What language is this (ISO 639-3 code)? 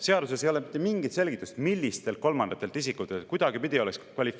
est